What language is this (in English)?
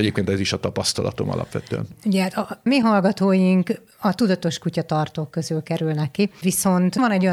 Hungarian